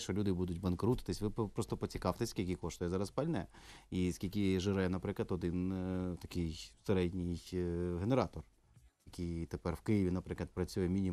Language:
Ukrainian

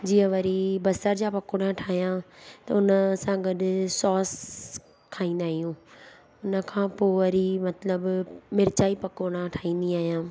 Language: Sindhi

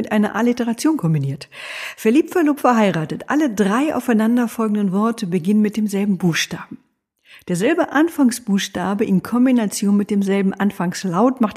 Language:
German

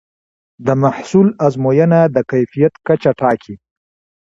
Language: Pashto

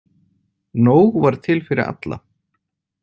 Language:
Icelandic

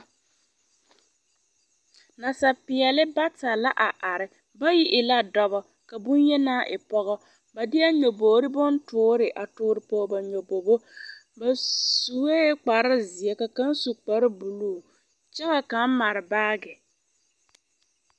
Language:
Southern Dagaare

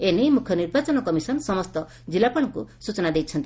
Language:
Odia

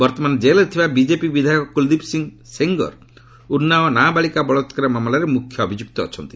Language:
Odia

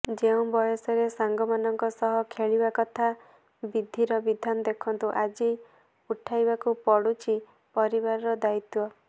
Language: Odia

